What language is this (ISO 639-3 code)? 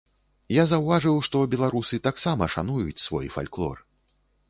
bel